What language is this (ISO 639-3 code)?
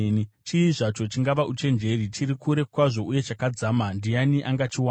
sna